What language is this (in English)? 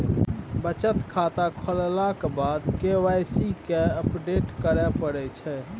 Maithili